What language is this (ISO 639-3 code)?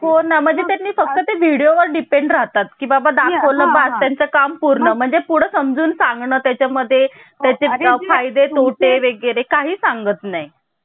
mar